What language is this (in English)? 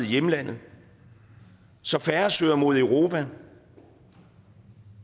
Danish